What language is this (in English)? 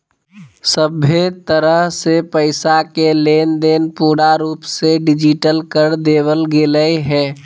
Magahi